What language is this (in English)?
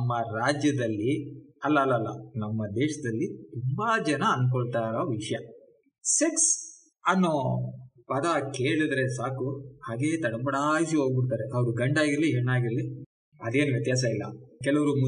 Kannada